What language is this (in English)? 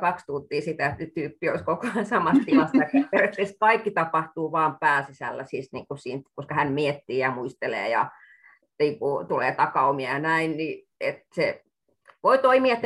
Finnish